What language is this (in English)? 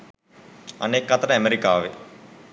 Sinhala